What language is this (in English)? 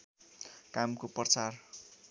Nepali